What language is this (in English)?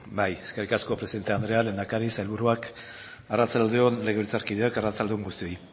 Basque